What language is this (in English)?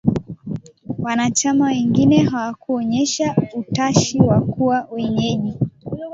Swahili